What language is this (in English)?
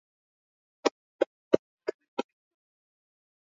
Swahili